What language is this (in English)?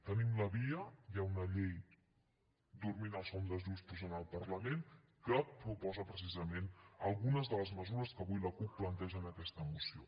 Catalan